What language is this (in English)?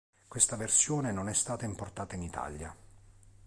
Italian